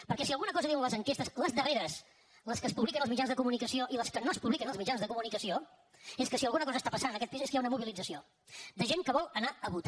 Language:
Catalan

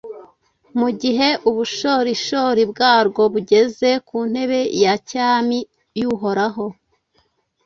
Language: Kinyarwanda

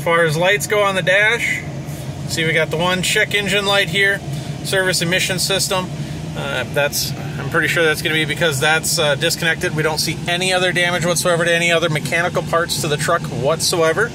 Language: English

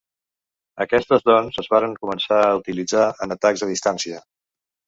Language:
Catalan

